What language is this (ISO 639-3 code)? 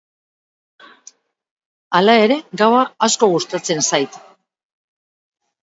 eus